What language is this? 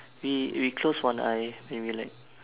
English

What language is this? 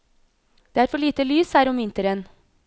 Norwegian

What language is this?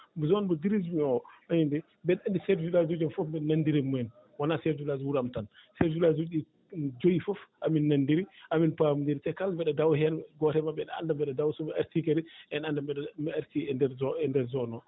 Fula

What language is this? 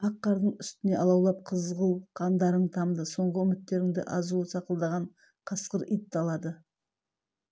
Kazakh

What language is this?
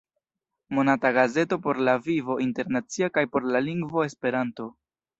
Esperanto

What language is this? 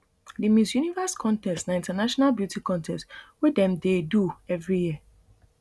Nigerian Pidgin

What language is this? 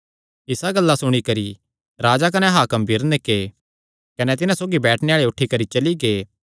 Kangri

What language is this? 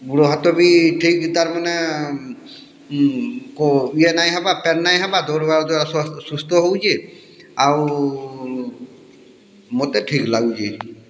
Odia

